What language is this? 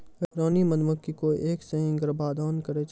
Maithili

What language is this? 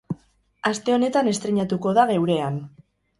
Basque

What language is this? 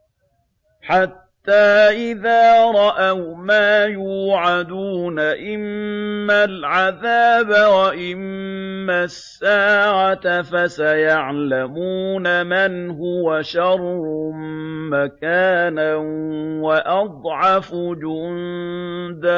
Arabic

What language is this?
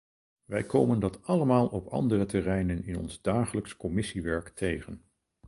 Dutch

